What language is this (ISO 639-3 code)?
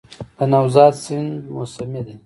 pus